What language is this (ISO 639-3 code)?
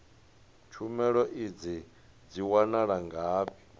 ven